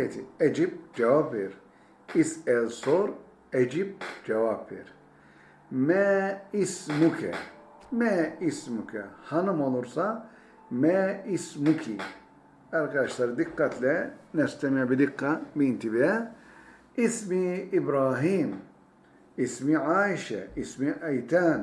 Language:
Turkish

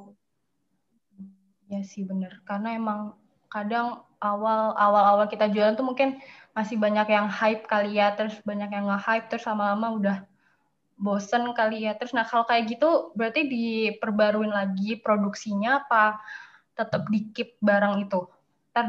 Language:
Indonesian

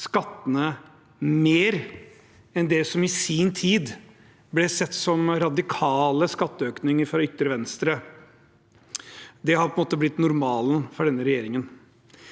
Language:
Norwegian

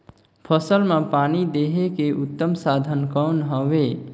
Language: Chhattisgarhi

